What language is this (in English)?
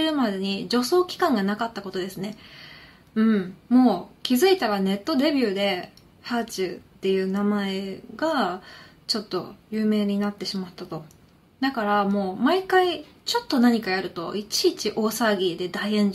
Japanese